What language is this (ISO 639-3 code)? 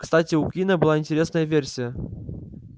rus